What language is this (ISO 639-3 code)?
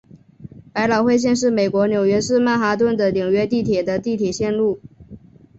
zho